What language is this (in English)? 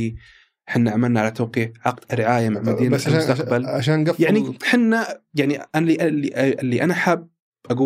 Arabic